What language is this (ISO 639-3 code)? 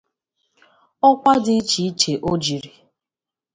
ibo